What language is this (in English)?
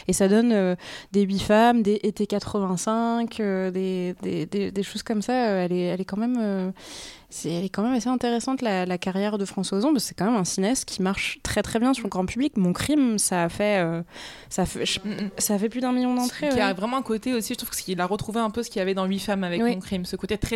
French